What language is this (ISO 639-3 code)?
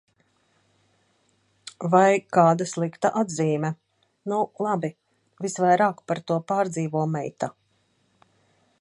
lav